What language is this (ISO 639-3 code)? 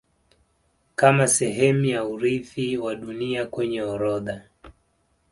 swa